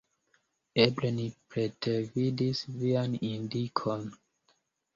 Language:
Esperanto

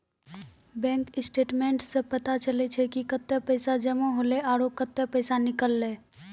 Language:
Maithili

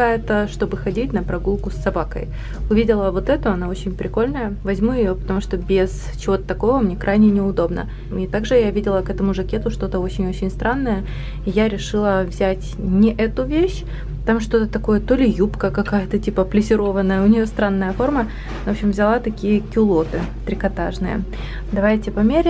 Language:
Russian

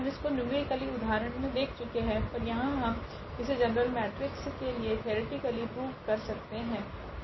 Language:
Hindi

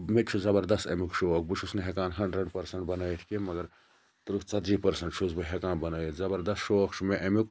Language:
Kashmiri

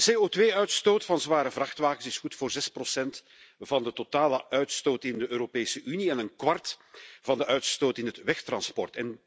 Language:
Dutch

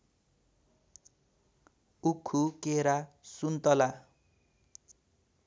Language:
Nepali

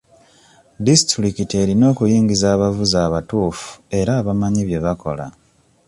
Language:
Ganda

